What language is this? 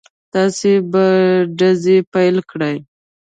Pashto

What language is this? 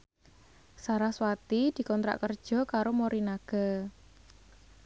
Javanese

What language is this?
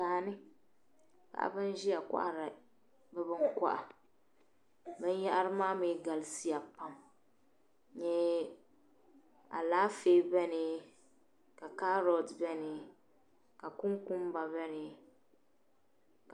Dagbani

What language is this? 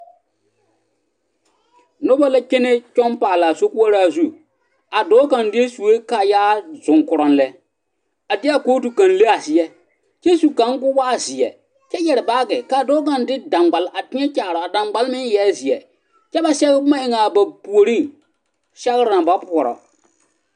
Southern Dagaare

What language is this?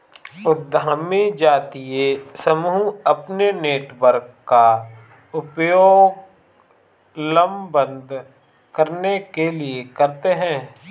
Hindi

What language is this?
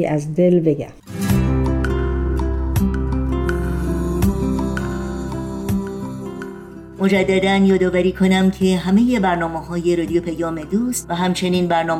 Persian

